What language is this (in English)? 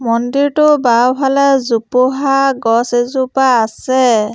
Assamese